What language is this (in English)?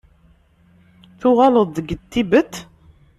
Kabyle